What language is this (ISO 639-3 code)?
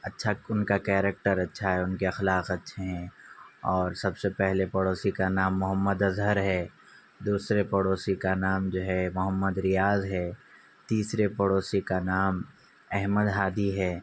urd